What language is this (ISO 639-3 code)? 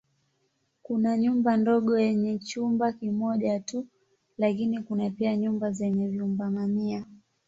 swa